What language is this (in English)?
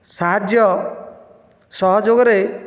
Odia